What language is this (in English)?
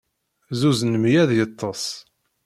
Kabyle